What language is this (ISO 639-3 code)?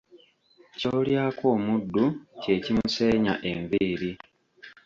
lug